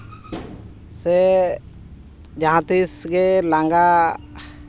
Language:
Santali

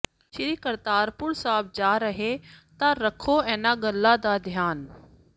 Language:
Punjabi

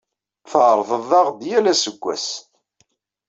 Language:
Kabyle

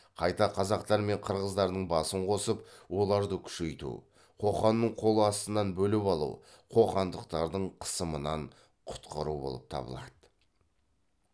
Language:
Kazakh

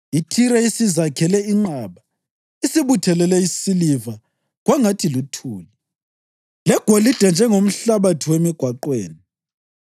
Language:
North Ndebele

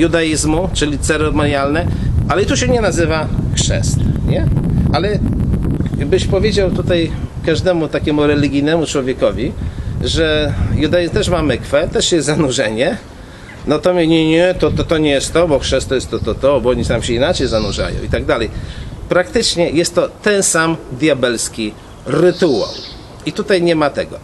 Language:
Polish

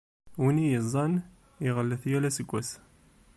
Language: Kabyle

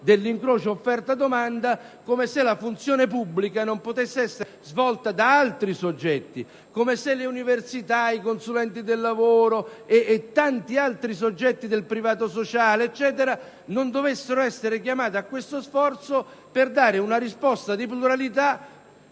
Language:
Italian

